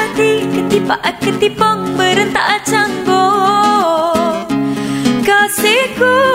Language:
Malay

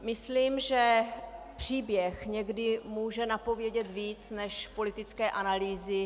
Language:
Czech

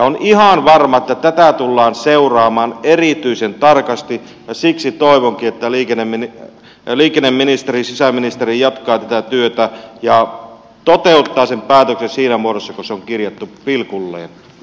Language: Finnish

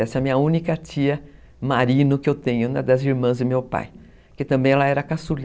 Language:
Portuguese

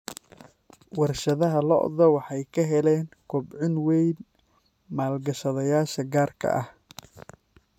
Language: Somali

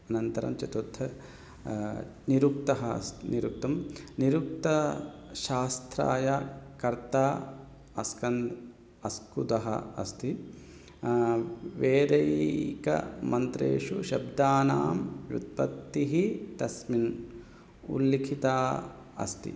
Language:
Sanskrit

